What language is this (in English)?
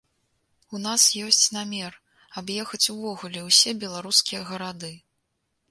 Belarusian